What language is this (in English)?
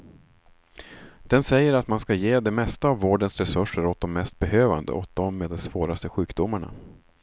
Swedish